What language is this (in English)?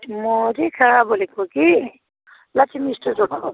Nepali